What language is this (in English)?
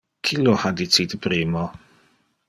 Interlingua